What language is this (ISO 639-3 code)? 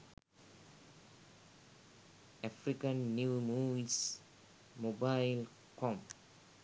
sin